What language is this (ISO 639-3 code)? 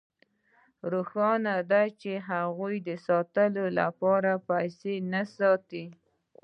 pus